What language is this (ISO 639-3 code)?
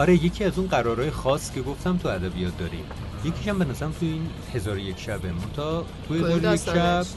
fas